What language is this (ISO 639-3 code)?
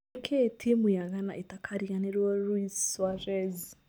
kik